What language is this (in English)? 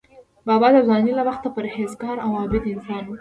Pashto